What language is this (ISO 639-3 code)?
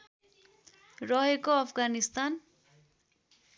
nep